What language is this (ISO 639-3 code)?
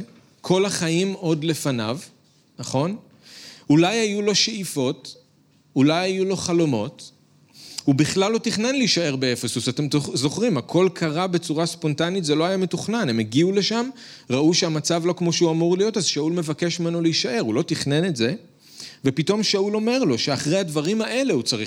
heb